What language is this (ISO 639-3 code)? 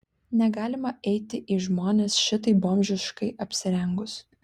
lit